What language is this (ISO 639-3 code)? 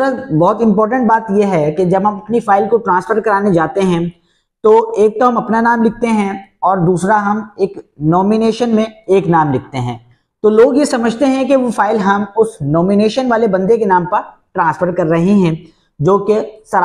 hin